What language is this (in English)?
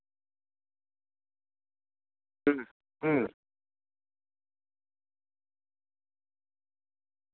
Santali